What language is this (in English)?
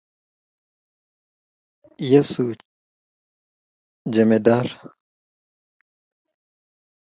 Kalenjin